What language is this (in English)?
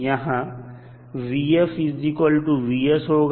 Hindi